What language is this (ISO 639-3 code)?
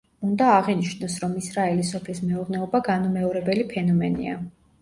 kat